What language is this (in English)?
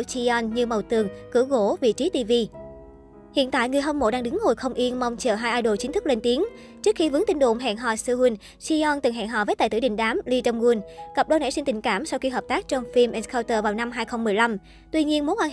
Vietnamese